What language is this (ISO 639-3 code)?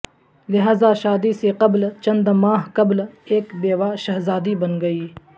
urd